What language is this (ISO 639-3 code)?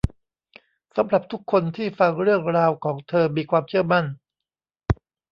tha